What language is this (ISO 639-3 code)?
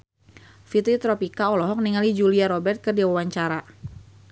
sun